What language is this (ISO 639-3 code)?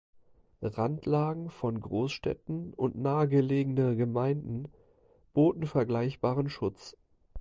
deu